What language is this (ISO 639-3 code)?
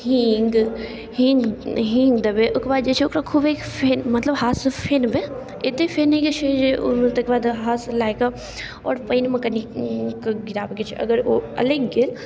mai